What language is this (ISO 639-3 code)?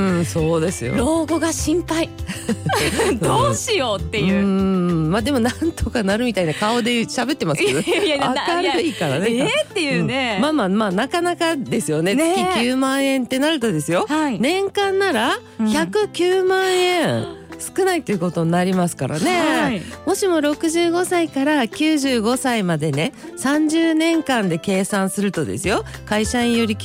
jpn